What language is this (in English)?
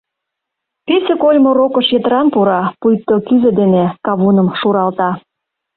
Mari